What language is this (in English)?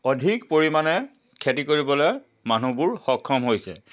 Assamese